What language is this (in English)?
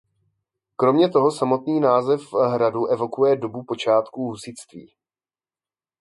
Czech